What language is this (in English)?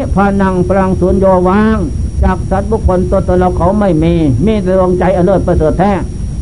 Thai